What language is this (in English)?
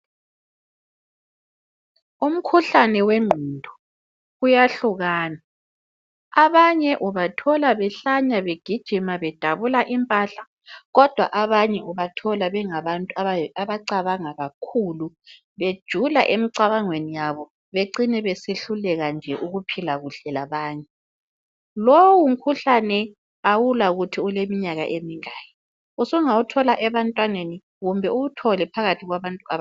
North Ndebele